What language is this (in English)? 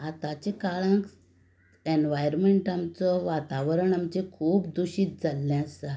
Konkani